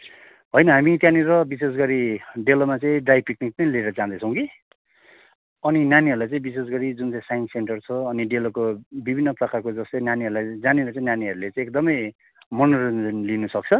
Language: Nepali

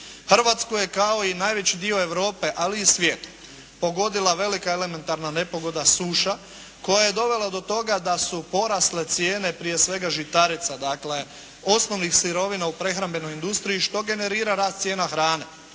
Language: Croatian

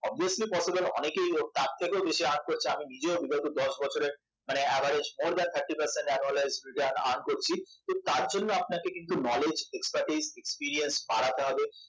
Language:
Bangla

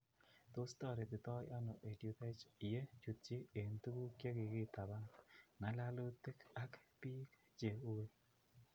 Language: Kalenjin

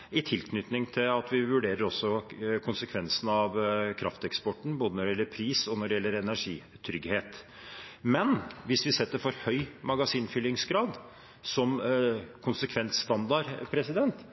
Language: Norwegian Bokmål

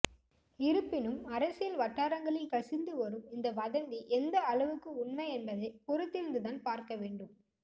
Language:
Tamil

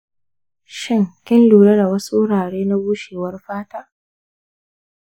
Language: Hausa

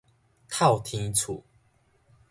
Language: Min Nan Chinese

